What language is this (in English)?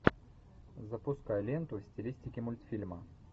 Russian